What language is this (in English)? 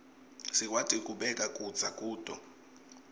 Swati